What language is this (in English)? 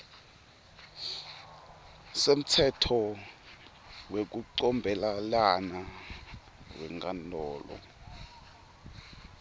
Swati